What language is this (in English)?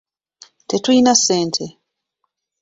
Ganda